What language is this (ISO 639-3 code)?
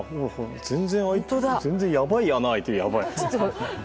jpn